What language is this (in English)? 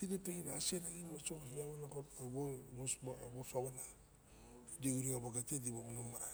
Barok